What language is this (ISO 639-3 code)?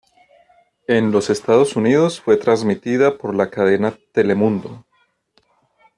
spa